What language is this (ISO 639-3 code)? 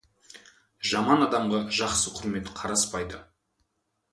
kaz